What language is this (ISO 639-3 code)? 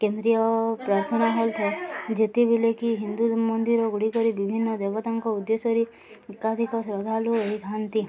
ori